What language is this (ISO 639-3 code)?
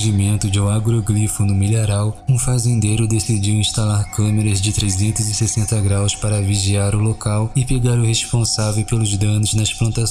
por